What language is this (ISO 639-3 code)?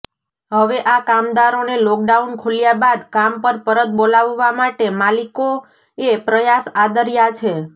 guj